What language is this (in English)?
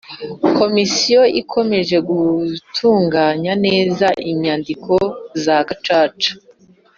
Kinyarwanda